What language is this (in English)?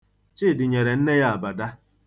Igbo